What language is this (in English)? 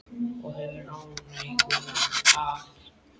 Icelandic